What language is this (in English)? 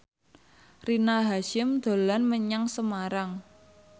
Javanese